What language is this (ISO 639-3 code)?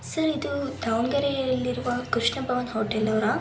kan